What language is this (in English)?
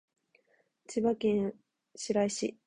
Japanese